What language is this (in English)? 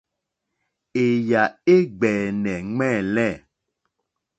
Mokpwe